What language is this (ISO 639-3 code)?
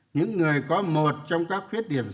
vie